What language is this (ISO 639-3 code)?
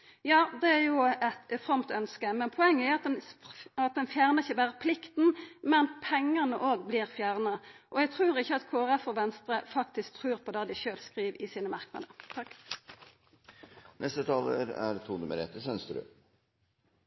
nno